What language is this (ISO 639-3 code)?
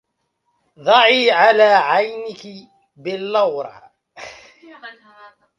ara